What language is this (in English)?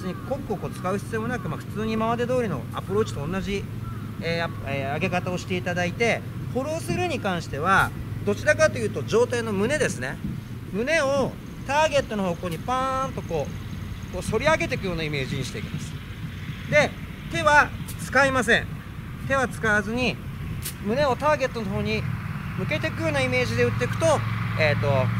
Japanese